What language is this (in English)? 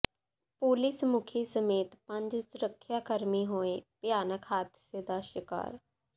Punjabi